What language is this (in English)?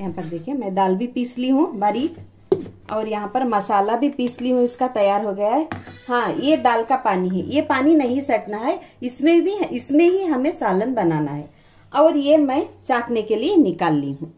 Hindi